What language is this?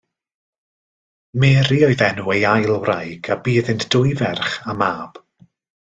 Welsh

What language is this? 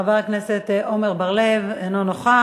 Hebrew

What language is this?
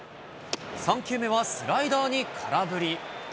Japanese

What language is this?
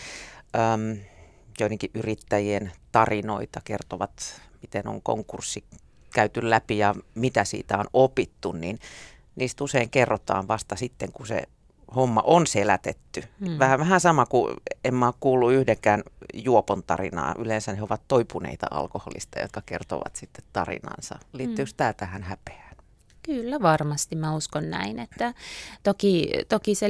Finnish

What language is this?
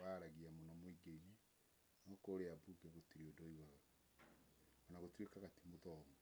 Kikuyu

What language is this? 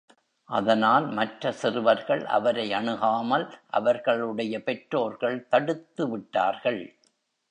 Tamil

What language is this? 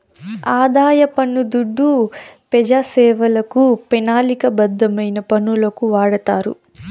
Telugu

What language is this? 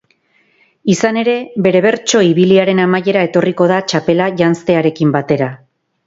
Basque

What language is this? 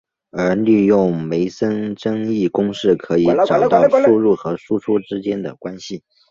Chinese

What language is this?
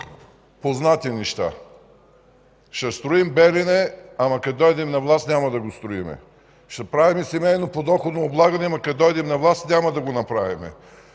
Bulgarian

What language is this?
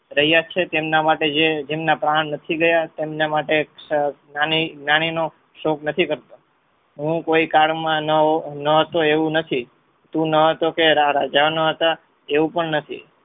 Gujarati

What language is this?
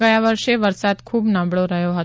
Gujarati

